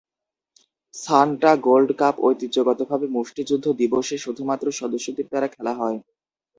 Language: Bangla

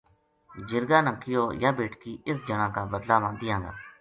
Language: Gujari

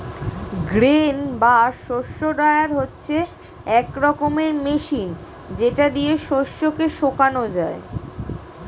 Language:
Bangla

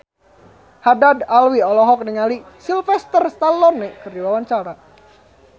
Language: Sundanese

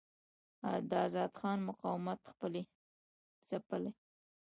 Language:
Pashto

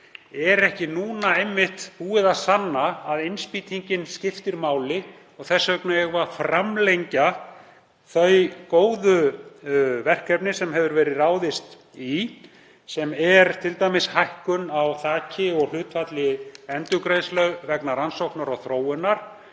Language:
Icelandic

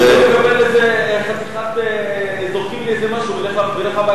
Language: Hebrew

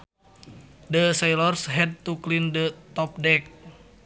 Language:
Sundanese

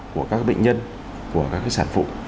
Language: Vietnamese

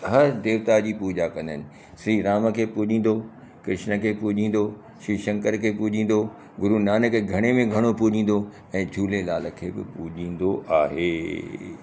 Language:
Sindhi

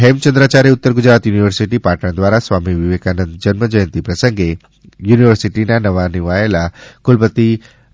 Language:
Gujarati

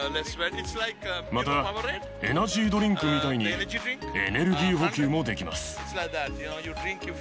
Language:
Japanese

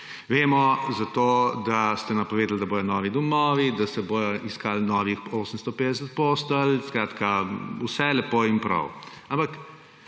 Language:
Slovenian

